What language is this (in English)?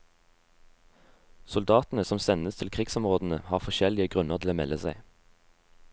Norwegian